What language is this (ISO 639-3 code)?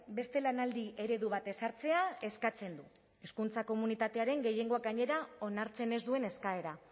eus